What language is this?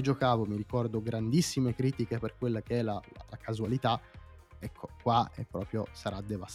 Italian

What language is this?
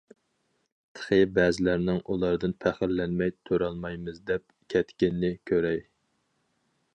Uyghur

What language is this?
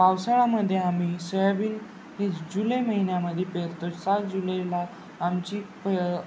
Marathi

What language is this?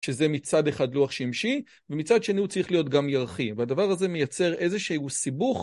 Hebrew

